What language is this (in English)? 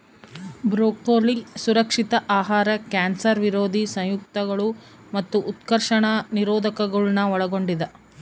Kannada